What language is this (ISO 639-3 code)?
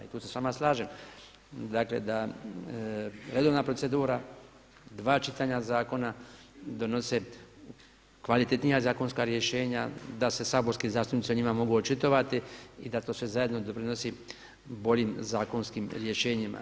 hrv